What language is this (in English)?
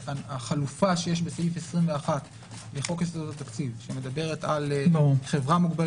Hebrew